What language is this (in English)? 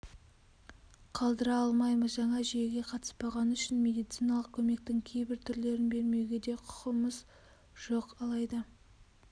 Kazakh